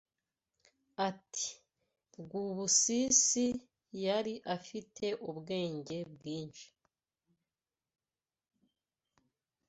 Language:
Kinyarwanda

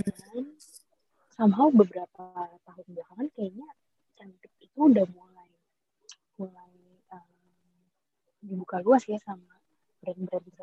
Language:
Indonesian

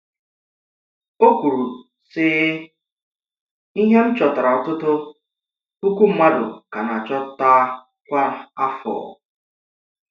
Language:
Igbo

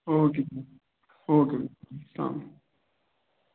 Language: Kashmiri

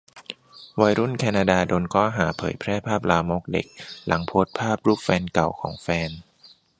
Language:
Thai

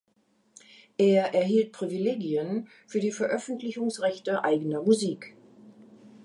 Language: German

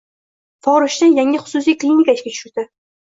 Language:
Uzbek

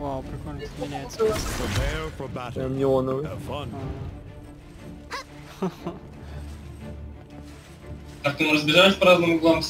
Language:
Russian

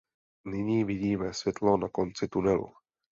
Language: Czech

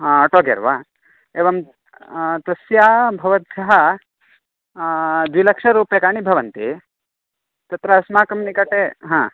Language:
Sanskrit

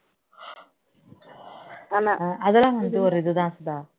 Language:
Tamil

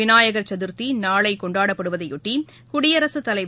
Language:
Tamil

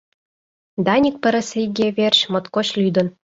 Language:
Mari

